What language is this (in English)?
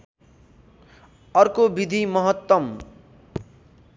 Nepali